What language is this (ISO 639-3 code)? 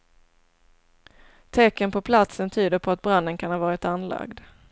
swe